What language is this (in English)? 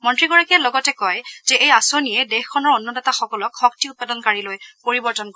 Assamese